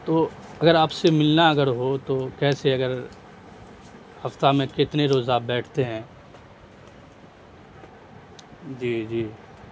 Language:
Urdu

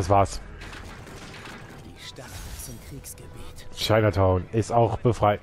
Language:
German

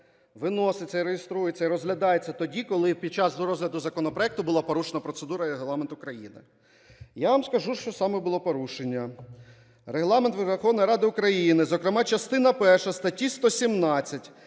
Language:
Ukrainian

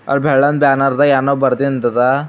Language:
Kannada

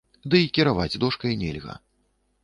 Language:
Belarusian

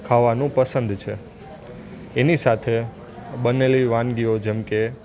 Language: Gujarati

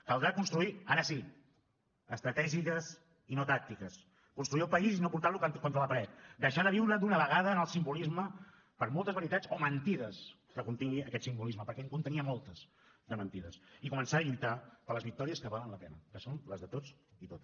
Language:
Catalan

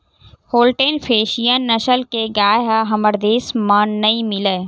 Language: Chhattisgarhi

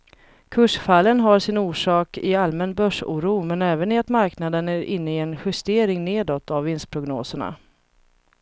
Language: Swedish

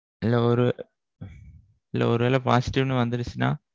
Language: Tamil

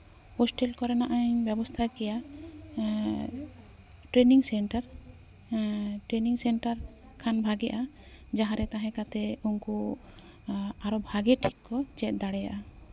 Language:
Santali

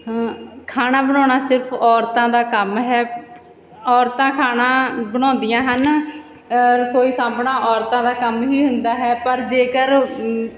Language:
Punjabi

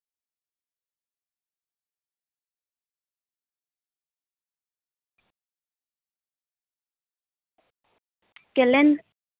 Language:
Santali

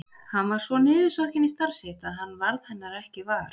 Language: Icelandic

